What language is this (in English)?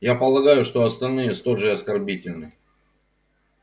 Russian